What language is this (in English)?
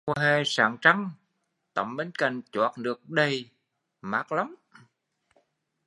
Vietnamese